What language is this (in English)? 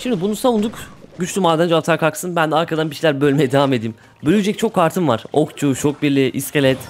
Turkish